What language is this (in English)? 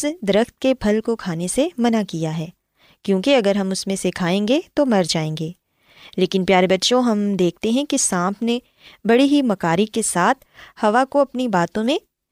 Urdu